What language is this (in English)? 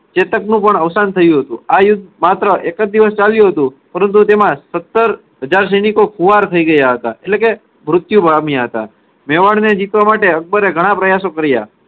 Gujarati